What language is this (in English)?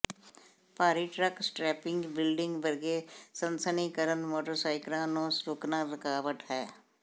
Punjabi